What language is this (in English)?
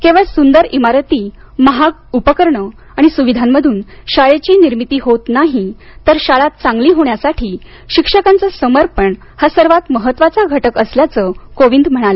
Marathi